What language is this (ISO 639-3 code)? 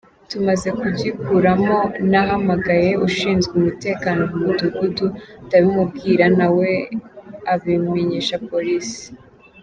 kin